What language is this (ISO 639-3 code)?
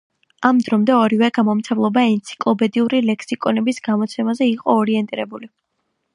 kat